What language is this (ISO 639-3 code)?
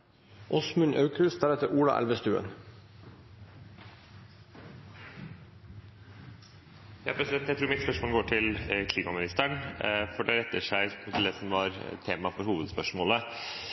nor